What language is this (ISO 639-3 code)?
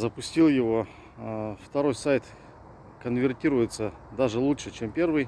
rus